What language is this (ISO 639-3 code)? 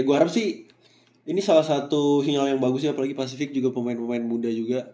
ind